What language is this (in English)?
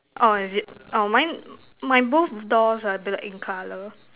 English